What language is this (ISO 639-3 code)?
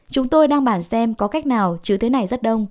vie